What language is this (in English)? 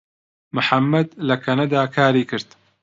Central Kurdish